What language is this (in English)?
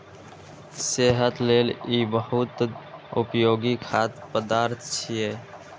Maithili